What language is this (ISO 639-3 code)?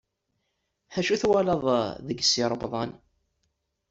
kab